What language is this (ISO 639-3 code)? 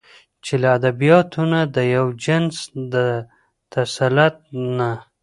pus